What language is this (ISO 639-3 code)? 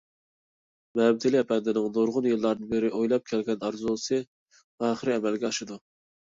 uig